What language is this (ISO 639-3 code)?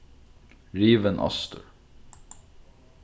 fao